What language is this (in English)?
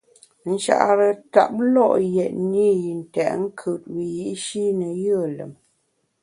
Bamun